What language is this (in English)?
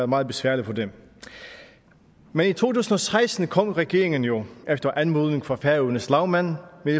Danish